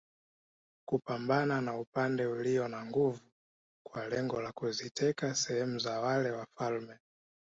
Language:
Swahili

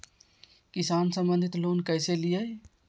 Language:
Magahi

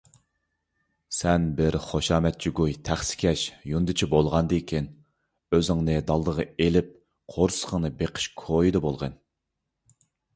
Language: Uyghur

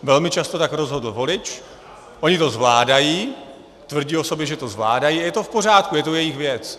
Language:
Czech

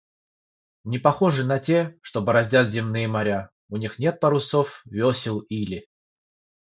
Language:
Russian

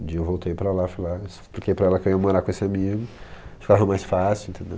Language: Portuguese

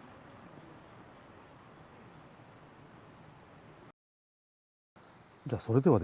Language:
Japanese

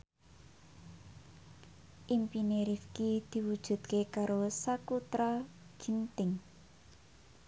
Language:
Javanese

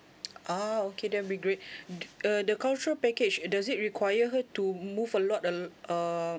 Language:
English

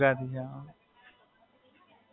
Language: Gujarati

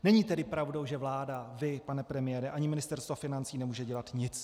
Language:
Czech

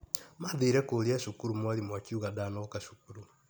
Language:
Kikuyu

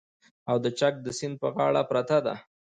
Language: Pashto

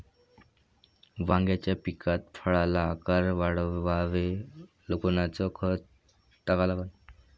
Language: Marathi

